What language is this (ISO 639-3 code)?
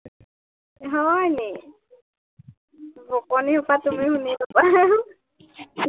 asm